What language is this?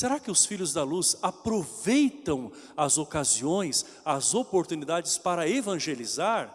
Portuguese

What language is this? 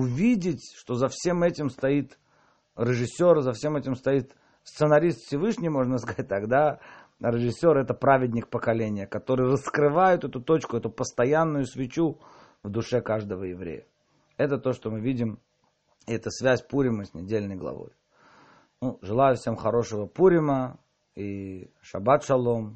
Russian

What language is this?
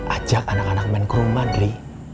Indonesian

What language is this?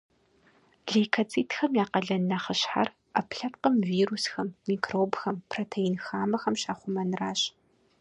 Kabardian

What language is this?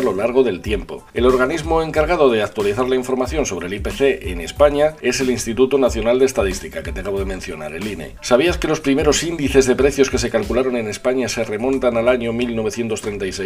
Spanish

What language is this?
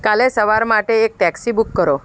Gujarati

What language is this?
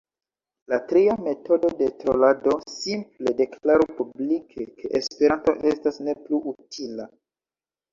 Esperanto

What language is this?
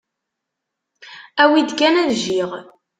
Kabyle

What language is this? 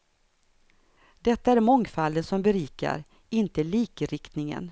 Swedish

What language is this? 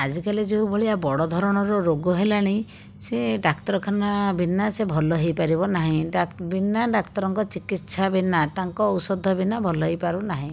Odia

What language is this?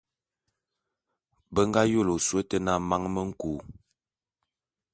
Bulu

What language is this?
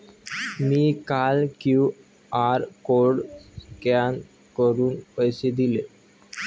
Marathi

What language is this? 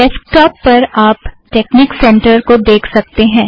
Hindi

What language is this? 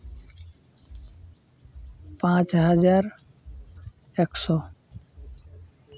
Santali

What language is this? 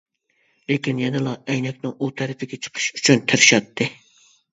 Uyghur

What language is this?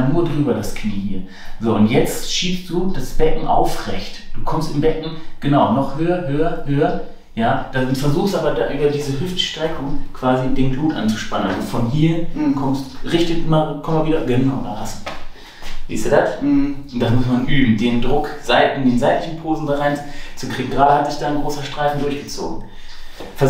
German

